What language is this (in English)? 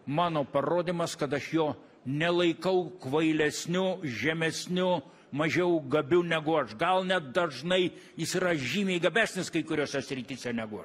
Lithuanian